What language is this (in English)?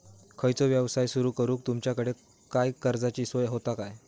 Marathi